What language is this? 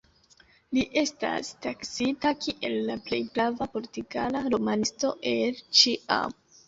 Esperanto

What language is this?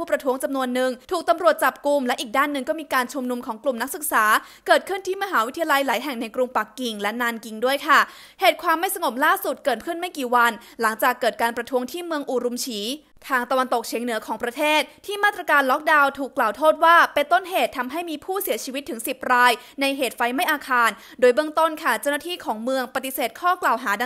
Thai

